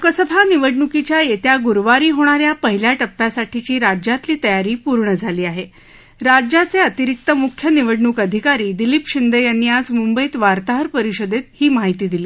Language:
Marathi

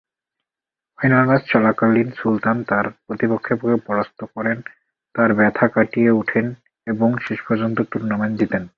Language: Bangla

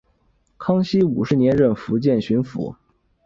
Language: Chinese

